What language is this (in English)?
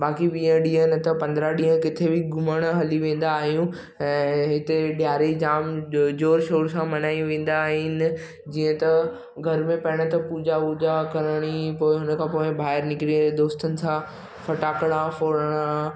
Sindhi